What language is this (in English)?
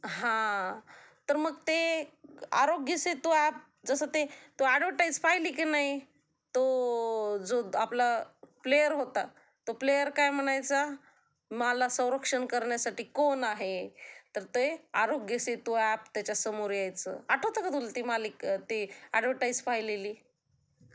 Marathi